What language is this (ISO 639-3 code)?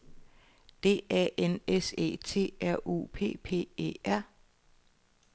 dan